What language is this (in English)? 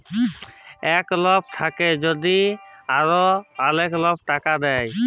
Bangla